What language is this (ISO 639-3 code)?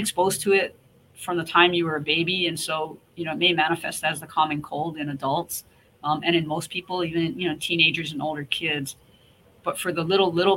eng